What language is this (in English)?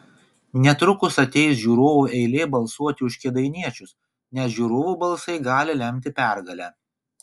Lithuanian